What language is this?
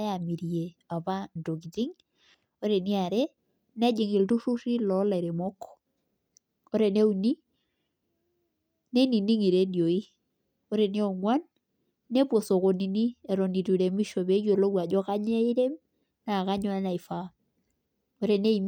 Masai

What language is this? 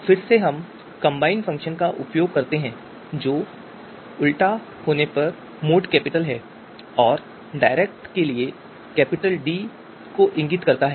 Hindi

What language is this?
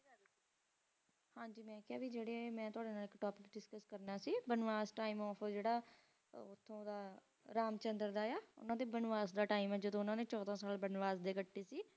Punjabi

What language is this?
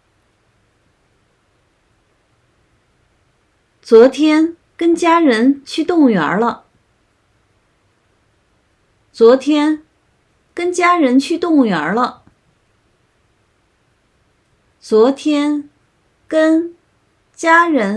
Chinese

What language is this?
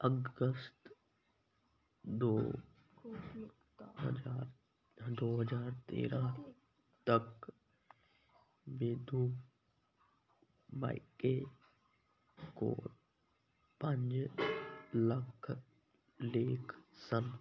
Punjabi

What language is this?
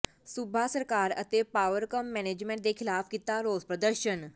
Punjabi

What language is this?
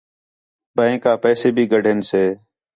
Khetrani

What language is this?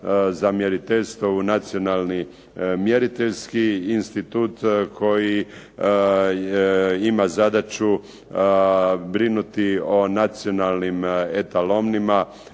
Croatian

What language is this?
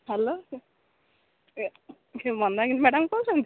Odia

